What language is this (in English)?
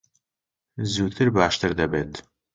Central Kurdish